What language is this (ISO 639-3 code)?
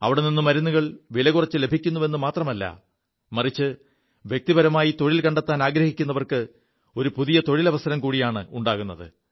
mal